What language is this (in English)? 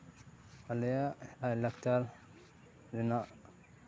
Santali